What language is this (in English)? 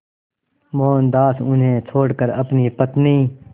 Hindi